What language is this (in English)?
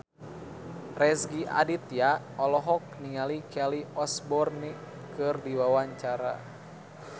Sundanese